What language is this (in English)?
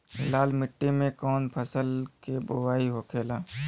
Bhojpuri